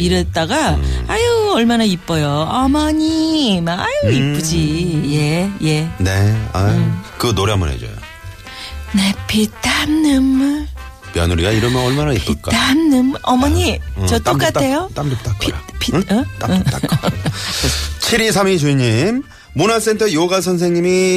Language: Korean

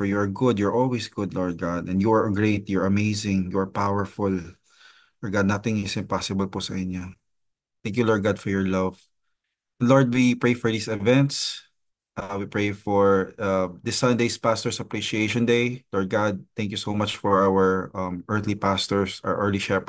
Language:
Filipino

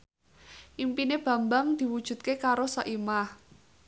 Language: Javanese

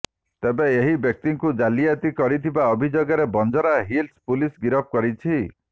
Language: Odia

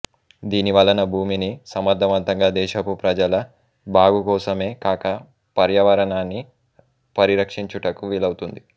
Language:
Telugu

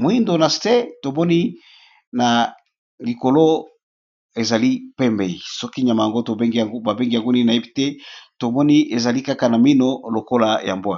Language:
Lingala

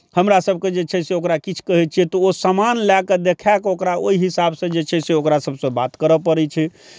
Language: Maithili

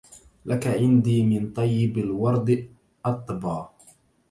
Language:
Arabic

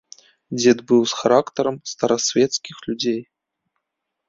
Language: Belarusian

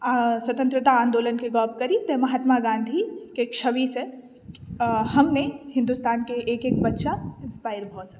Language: Maithili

